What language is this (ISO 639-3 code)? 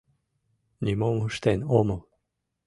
chm